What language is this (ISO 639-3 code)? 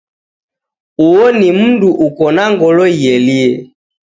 dav